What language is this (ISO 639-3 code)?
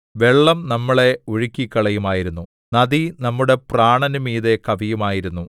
mal